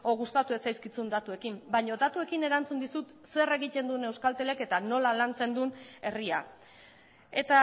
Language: Basque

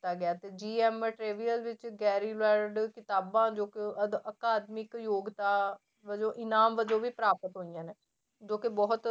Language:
Punjabi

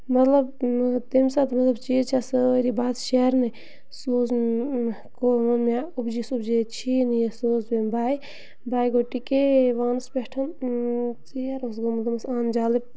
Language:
Kashmiri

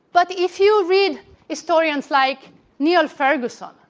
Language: English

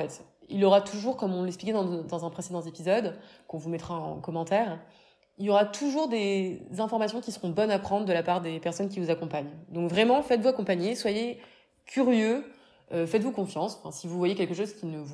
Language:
French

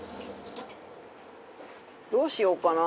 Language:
Japanese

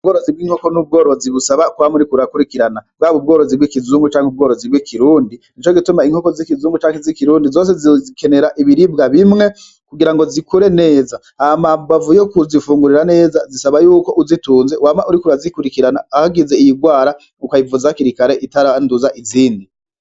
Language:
Rundi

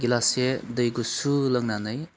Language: Bodo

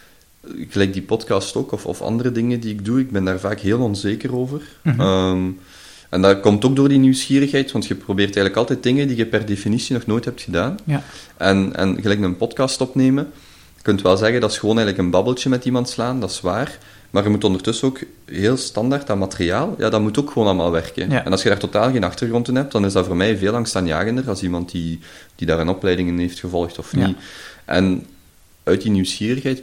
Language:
Dutch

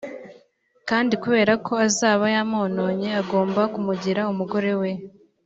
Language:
Kinyarwanda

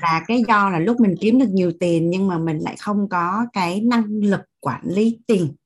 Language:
Vietnamese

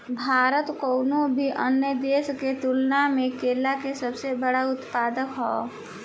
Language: Bhojpuri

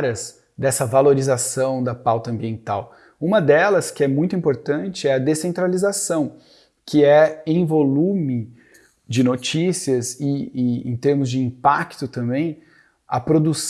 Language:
Portuguese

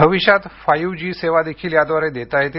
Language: Marathi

